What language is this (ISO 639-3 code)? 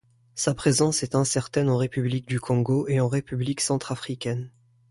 fra